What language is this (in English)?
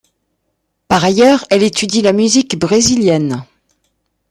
French